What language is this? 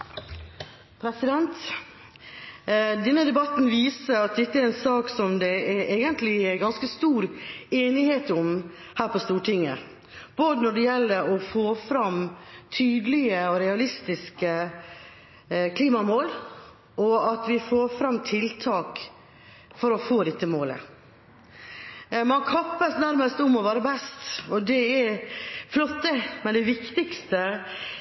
Norwegian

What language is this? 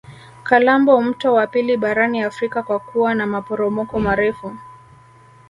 Swahili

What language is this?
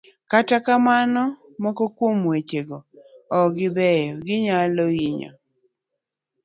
Luo (Kenya and Tanzania)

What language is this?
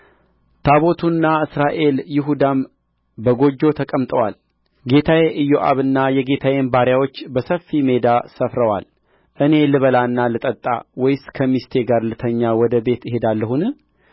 Amharic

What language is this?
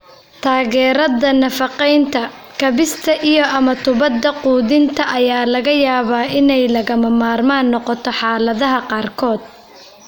Somali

